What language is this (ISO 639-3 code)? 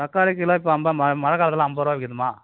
tam